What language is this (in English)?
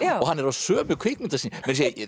Icelandic